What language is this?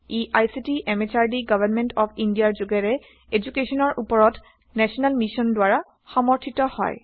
Assamese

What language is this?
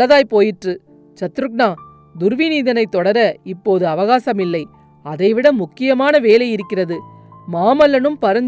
Tamil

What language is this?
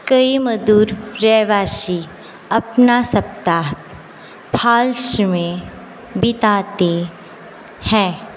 Hindi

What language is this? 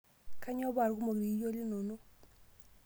Masai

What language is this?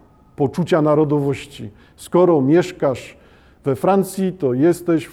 Polish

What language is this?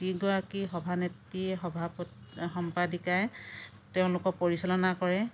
Assamese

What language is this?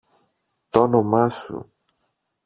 Greek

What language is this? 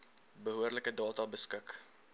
Afrikaans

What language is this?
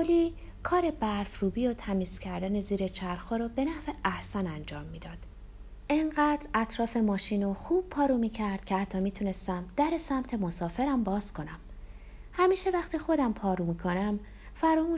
Persian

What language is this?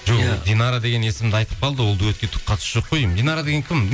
Kazakh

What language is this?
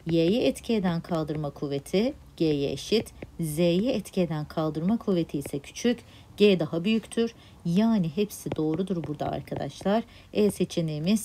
Turkish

